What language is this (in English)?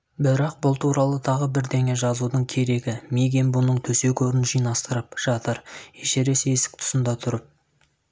Kazakh